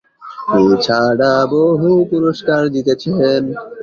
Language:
Bangla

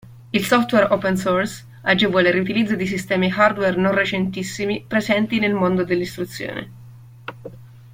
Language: Italian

